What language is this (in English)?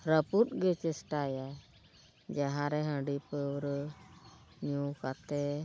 Santali